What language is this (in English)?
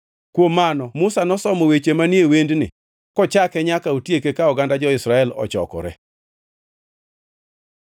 Luo (Kenya and Tanzania)